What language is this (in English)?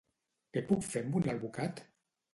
Catalan